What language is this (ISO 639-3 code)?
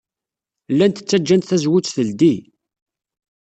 kab